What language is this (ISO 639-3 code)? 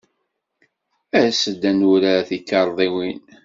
kab